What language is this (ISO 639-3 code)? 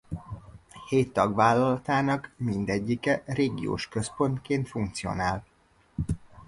hun